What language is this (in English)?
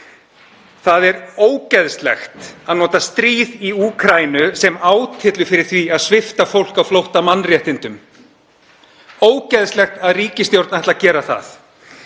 Icelandic